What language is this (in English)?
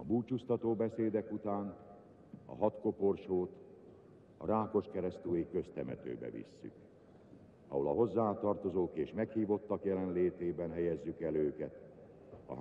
Hungarian